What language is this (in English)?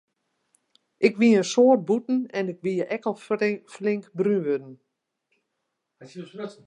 Western Frisian